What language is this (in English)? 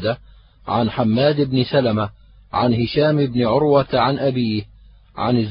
Arabic